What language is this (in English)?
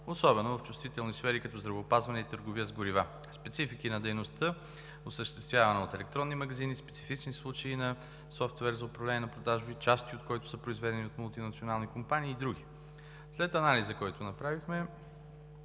Bulgarian